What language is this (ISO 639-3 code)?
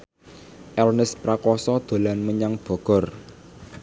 jav